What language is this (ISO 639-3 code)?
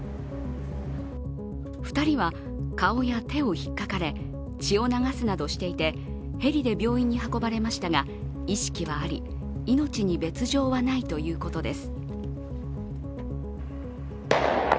jpn